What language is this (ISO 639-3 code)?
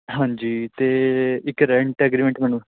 pan